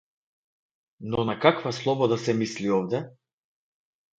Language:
Macedonian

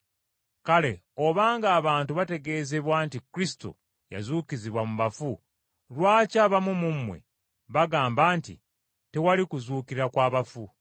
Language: Ganda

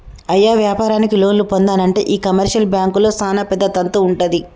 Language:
Telugu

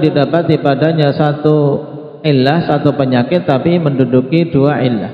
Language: Indonesian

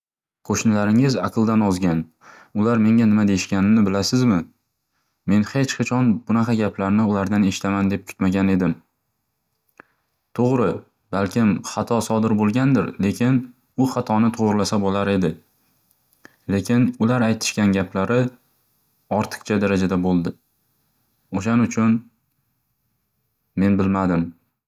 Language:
Uzbek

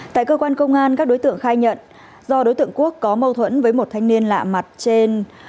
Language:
Vietnamese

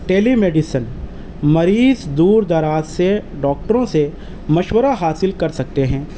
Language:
Urdu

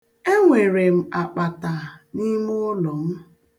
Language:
Igbo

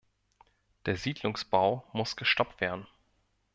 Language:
German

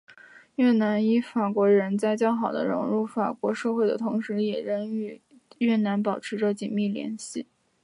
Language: Chinese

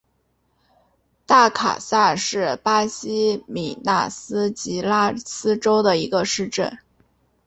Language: Chinese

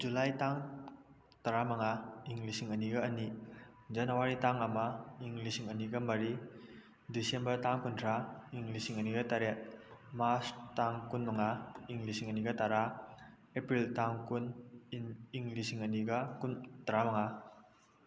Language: Manipuri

